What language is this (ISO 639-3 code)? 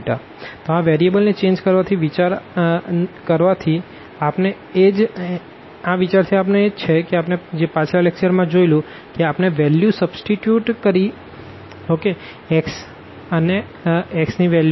guj